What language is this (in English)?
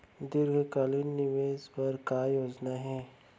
Chhattisgarhi